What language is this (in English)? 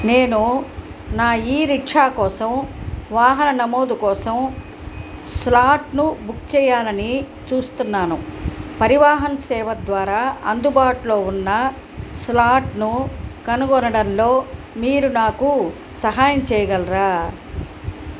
Telugu